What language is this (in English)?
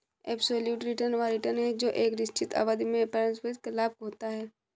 Hindi